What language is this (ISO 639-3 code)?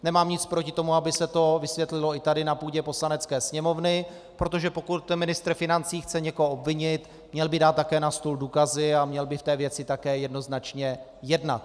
ces